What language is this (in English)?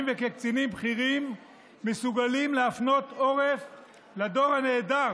Hebrew